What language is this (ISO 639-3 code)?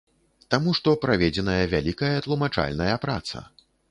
bel